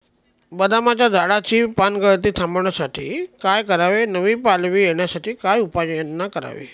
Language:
Marathi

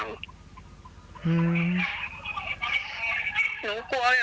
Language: Thai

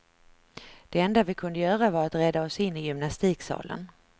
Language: Swedish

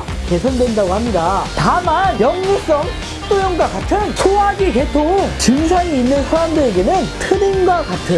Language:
Korean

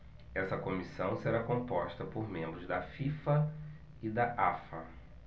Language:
Portuguese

